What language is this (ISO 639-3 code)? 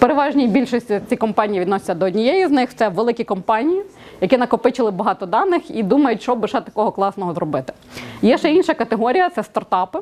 ukr